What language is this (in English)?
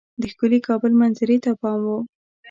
Pashto